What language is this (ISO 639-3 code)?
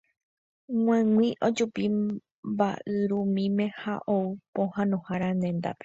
grn